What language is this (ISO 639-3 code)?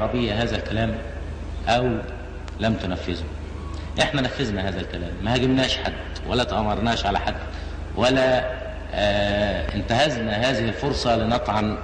ara